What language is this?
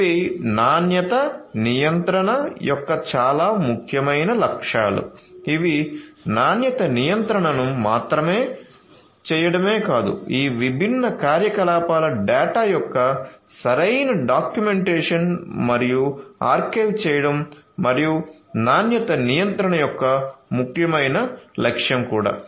Telugu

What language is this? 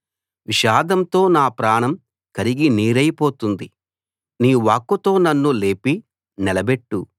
Telugu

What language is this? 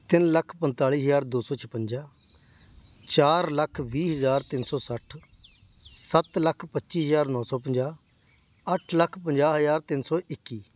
Punjabi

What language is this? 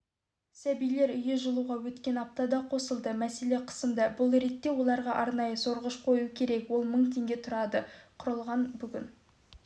Kazakh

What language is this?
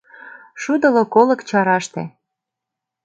Mari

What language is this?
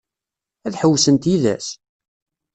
Kabyle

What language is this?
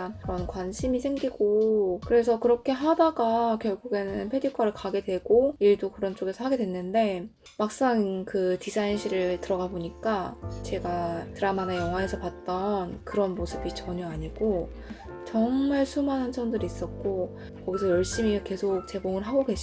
Korean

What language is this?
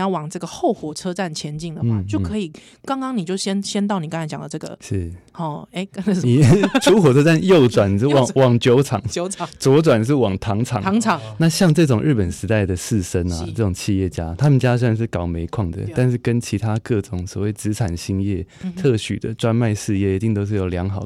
Chinese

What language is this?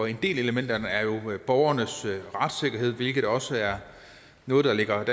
Danish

